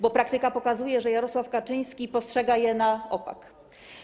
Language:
Polish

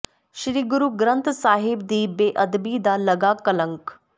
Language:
Punjabi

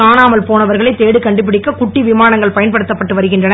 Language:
Tamil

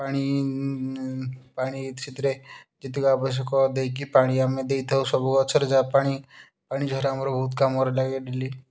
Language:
Odia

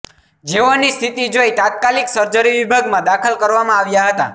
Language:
Gujarati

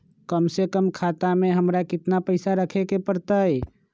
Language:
Magahi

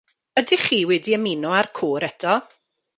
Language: Welsh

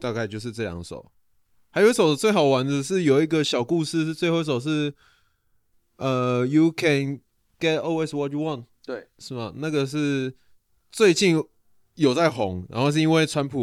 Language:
Chinese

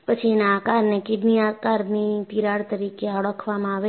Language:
Gujarati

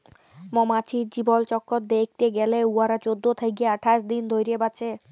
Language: Bangla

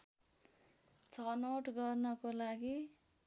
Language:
Nepali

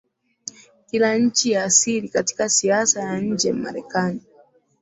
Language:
Swahili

